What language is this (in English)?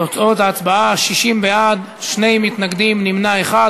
Hebrew